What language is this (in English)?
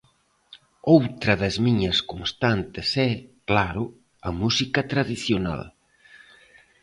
Galician